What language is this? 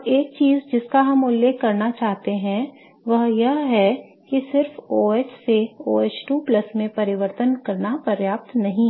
Hindi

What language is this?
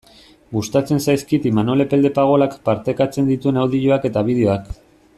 Basque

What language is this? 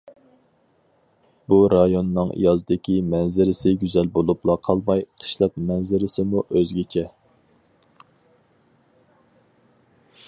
Uyghur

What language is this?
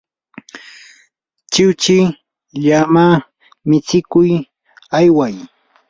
Yanahuanca Pasco Quechua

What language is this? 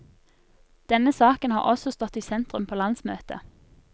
Norwegian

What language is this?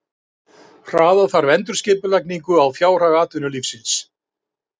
Icelandic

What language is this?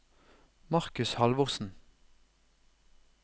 Norwegian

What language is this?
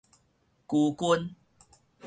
Min Nan Chinese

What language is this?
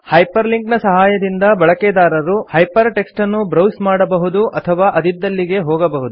Kannada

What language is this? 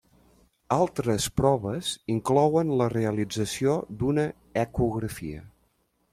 Catalan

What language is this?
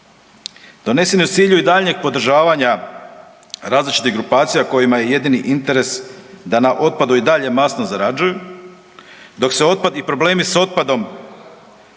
Croatian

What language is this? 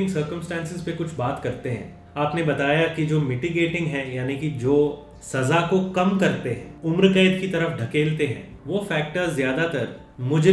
Hindi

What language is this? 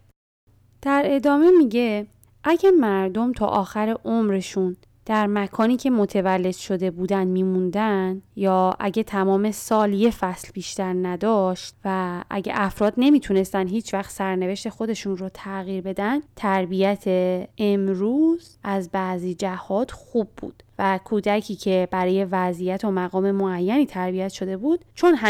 Persian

